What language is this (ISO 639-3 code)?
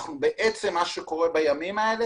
heb